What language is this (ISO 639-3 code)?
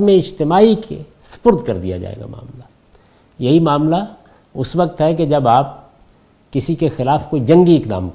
urd